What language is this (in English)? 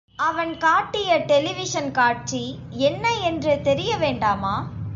Tamil